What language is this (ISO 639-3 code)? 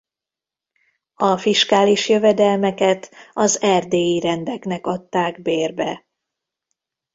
hun